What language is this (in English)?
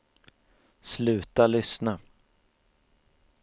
Swedish